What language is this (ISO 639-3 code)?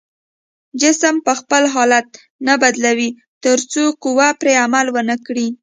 pus